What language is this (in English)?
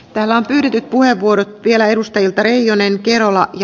Finnish